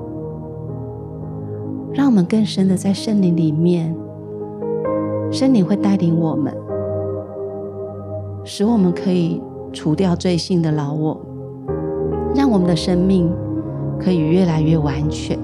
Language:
Chinese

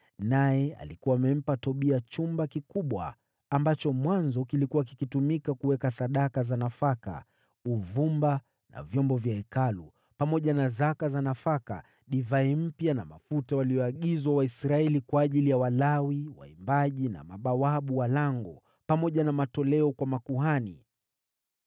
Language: Swahili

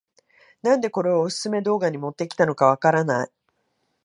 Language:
Japanese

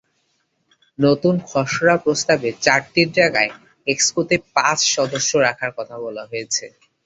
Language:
Bangla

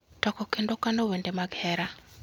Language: Luo (Kenya and Tanzania)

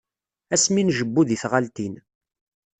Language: Kabyle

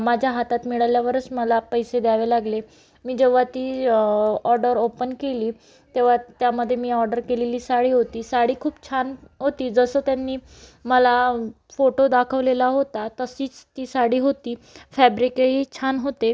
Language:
Marathi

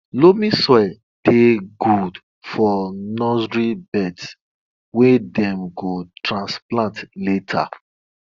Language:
Nigerian Pidgin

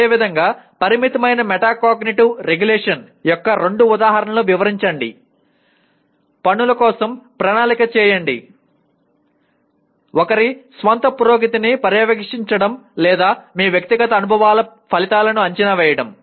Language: Telugu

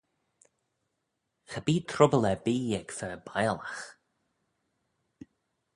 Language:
Manx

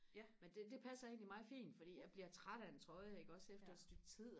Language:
Danish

